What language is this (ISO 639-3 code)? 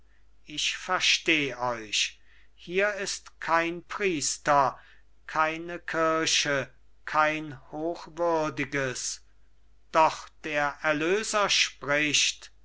deu